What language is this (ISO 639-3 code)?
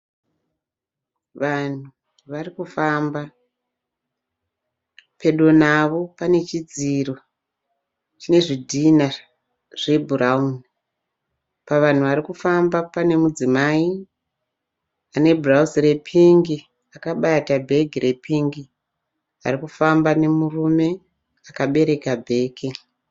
sna